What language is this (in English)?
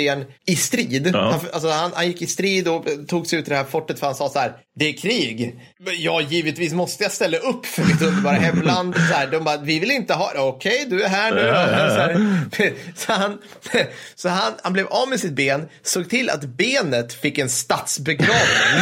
Swedish